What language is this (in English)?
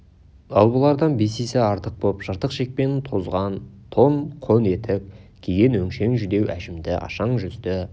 Kazakh